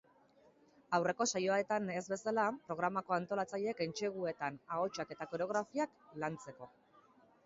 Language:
Basque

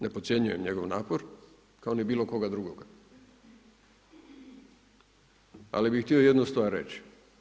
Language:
Croatian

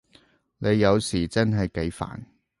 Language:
Cantonese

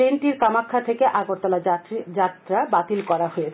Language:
Bangla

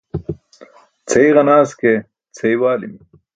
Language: Burushaski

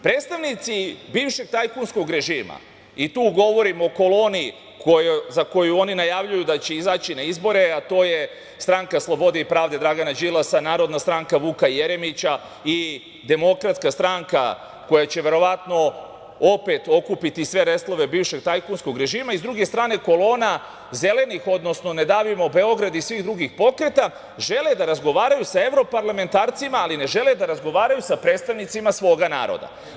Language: Serbian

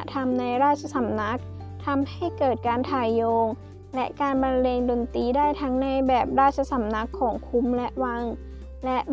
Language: Thai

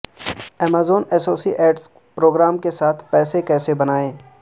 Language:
Urdu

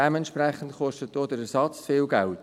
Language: Swiss German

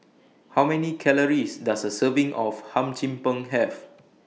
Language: English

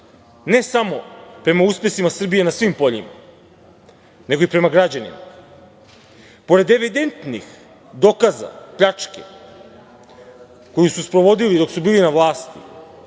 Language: Serbian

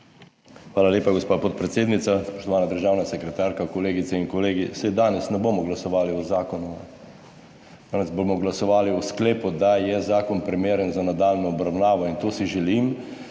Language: Slovenian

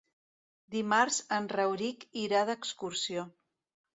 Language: Catalan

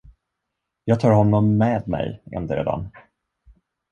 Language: Swedish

